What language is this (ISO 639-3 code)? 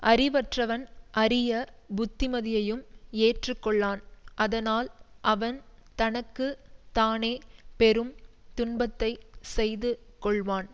tam